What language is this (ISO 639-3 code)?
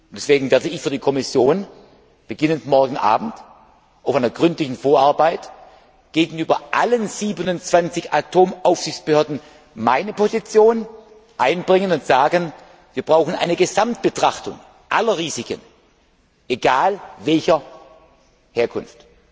deu